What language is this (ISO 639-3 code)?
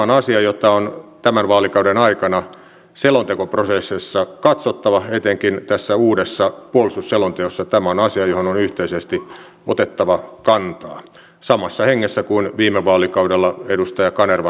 fin